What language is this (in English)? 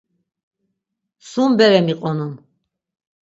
Laz